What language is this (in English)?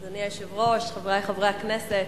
Hebrew